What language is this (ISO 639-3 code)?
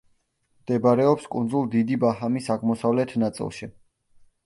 kat